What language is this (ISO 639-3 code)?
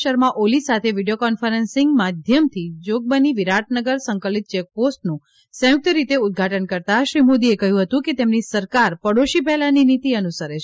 guj